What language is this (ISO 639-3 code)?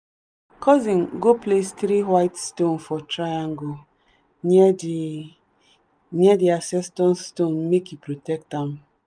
pcm